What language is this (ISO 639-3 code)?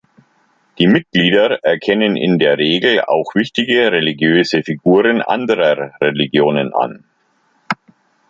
deu